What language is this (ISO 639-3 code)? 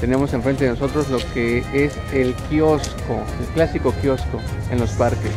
spa